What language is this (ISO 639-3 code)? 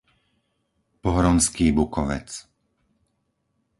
slk